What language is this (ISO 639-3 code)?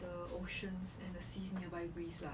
eng